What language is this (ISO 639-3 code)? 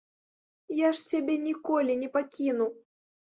bel